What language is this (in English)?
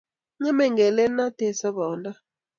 Kalenjin